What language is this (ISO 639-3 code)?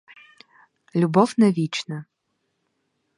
ukr